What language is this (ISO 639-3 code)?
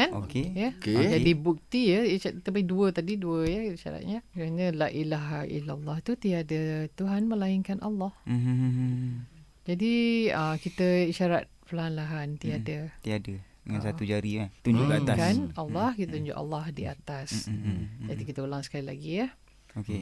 msa